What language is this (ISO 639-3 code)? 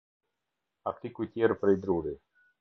sqi